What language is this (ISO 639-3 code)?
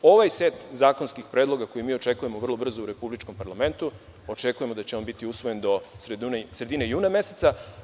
srp